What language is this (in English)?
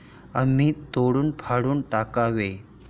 Marathi